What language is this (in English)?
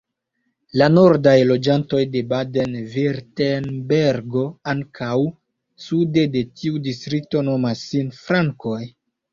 Esperanto